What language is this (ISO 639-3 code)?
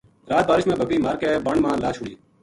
gju